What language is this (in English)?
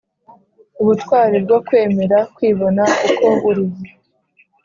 Kinyarwanda